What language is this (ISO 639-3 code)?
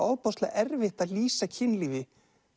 isl